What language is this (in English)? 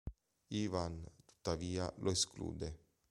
Italian